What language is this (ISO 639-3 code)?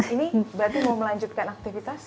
ind